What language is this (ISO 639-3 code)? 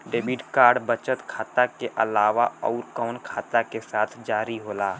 bho